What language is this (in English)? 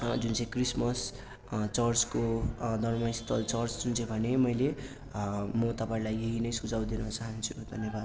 Nepali